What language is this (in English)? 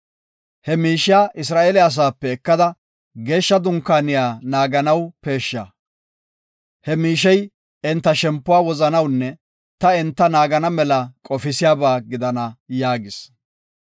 Gofa